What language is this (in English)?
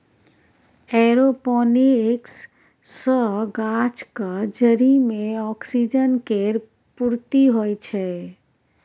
Maithili